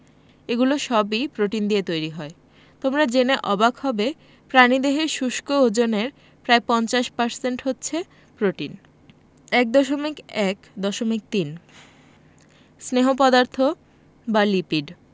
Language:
Bangla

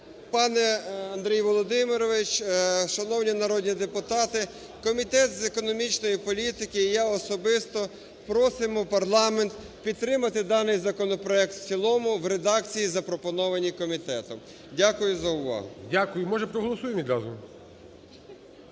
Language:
Ukrainian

